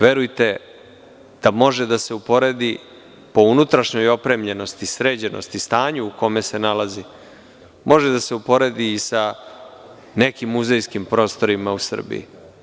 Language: Serbian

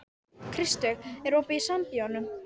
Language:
Icelandic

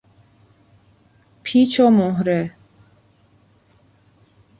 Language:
Persian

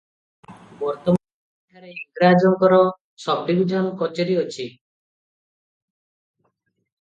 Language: Odia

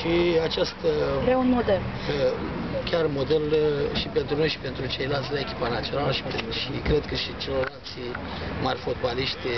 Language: Romanian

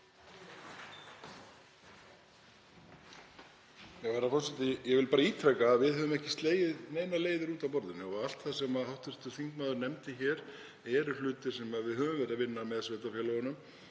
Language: Icelandic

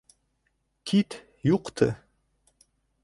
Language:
Bashkir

